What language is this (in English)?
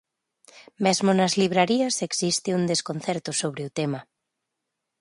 Galician